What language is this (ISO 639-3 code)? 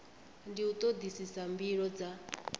ven